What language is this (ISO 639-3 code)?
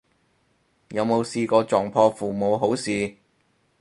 yue